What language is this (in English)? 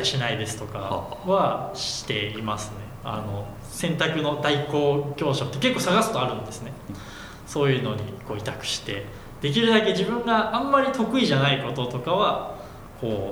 Japanese